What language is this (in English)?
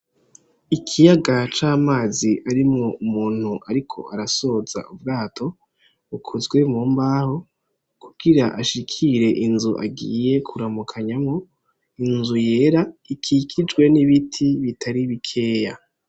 Rundi